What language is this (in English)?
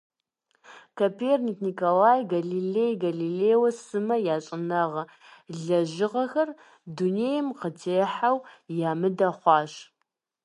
Kabardian